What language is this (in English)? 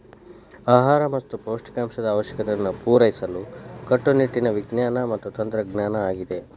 Kannada